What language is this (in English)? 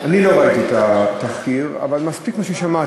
Hebrew